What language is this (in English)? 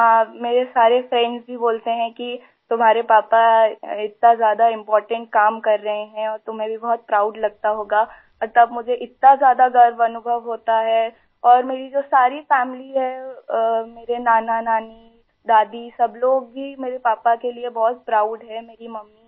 Urdu